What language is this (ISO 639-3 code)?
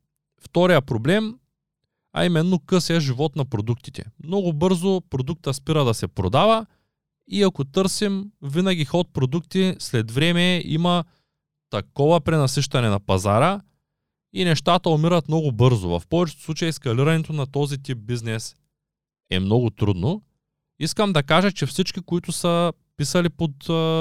bul